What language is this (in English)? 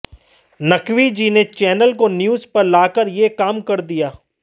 Hindi